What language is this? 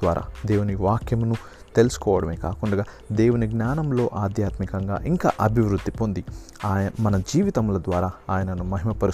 Telugu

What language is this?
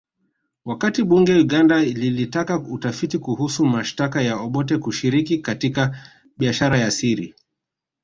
Swahili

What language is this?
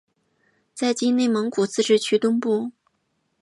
Chinese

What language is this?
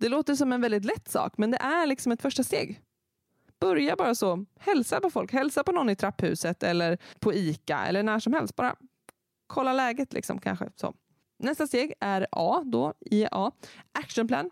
Swedish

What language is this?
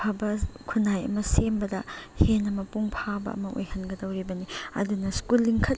Manipuri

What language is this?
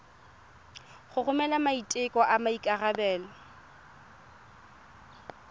Tswana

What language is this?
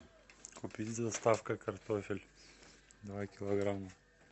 Russian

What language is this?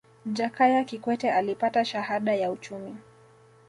Swahili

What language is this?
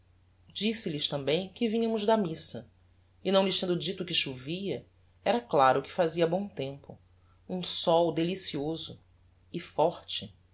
Portuguese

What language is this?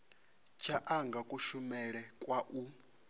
Venda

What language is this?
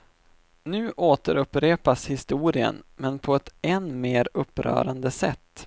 Swedish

